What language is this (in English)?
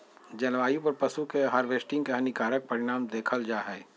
Magahi